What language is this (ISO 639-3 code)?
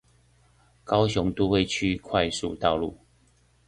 zho